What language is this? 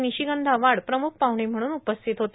Marathi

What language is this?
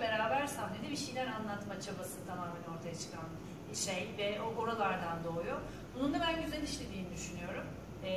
Turkish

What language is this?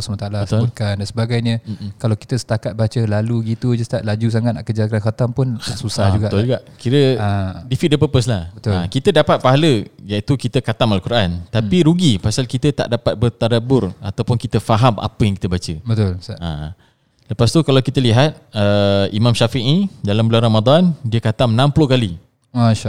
Malay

